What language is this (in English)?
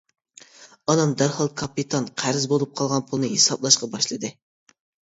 Uyghur